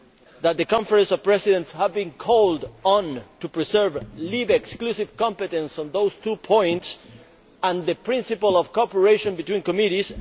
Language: English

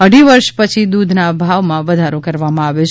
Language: Gujarati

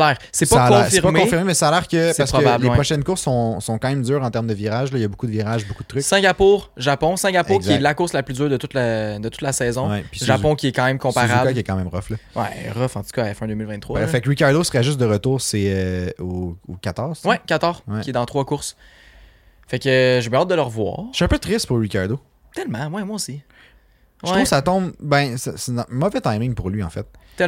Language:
French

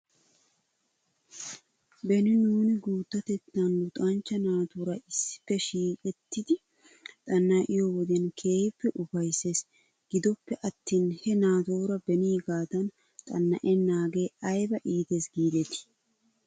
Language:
Wolaytta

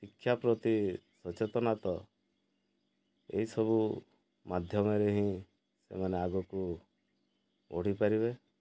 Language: Odia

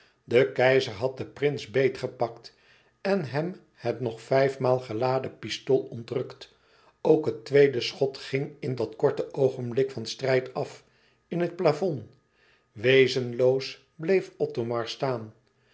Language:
Dutch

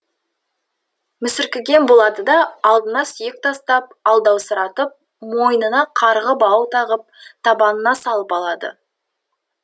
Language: Kazakh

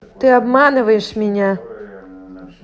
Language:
Russian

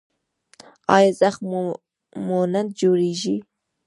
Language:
Pashto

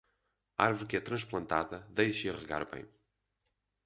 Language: Portuguese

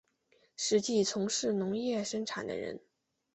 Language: Chinese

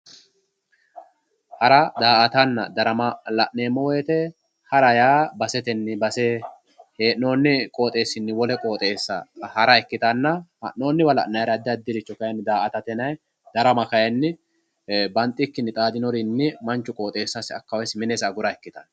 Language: Sidamo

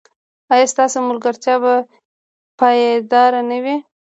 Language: Pashto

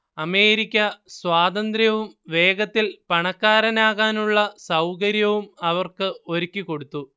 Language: Malayalam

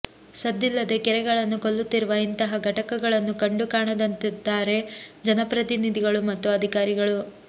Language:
Kannada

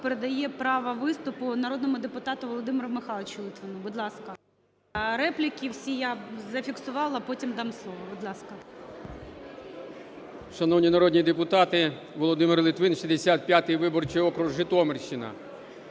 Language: Ukrainian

